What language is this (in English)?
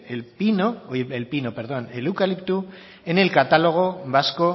Spanish